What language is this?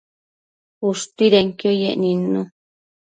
Matsés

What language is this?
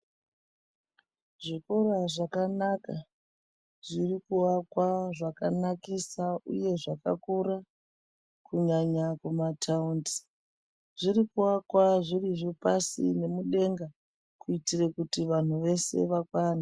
Ndau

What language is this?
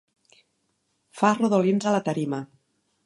Catalan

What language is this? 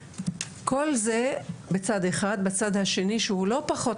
Hebrew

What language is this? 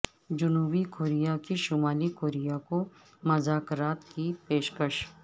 Urdu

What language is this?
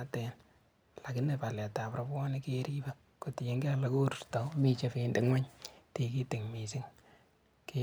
Kalenjin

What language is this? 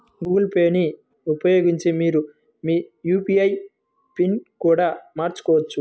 Telugu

